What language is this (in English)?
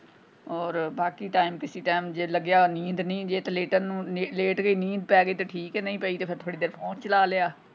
Punjabi